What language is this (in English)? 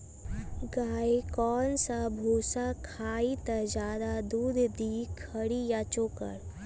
Magahi